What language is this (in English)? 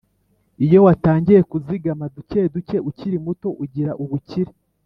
Kinyarwanda